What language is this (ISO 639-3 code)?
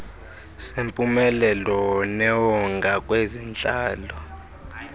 xho